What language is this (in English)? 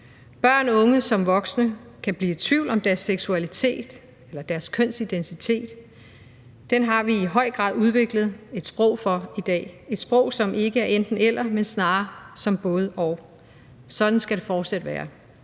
Danish